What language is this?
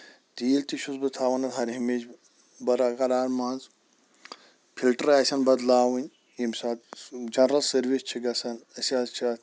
Kashmiri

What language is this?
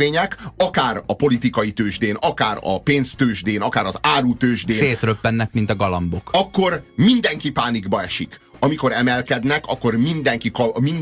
Hungarian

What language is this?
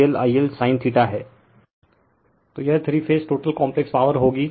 Hindi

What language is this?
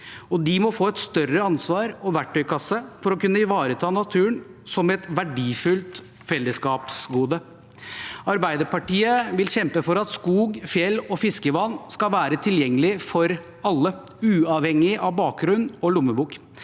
Norwegian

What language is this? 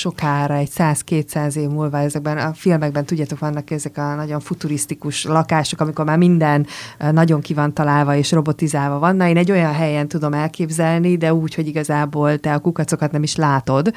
Hungarian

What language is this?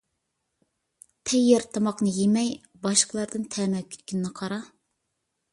Uyghur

